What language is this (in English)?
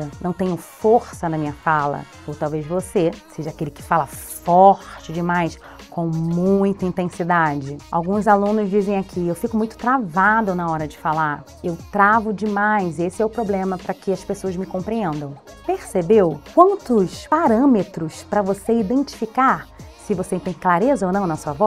Portuguese